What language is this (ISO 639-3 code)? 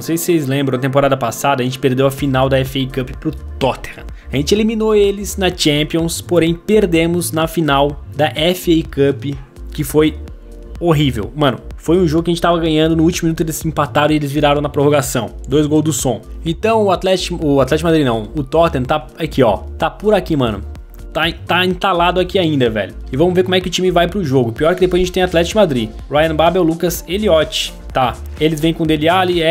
por